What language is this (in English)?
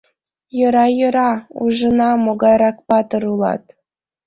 Mari